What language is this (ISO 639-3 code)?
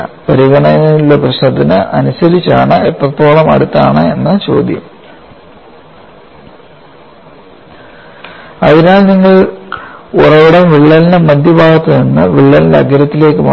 mal